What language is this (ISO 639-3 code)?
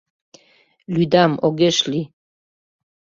chm